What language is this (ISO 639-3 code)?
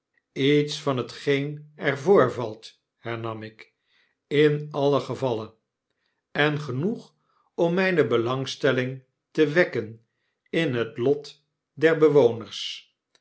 nld